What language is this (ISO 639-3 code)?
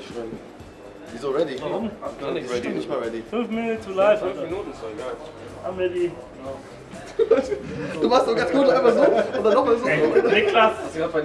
deu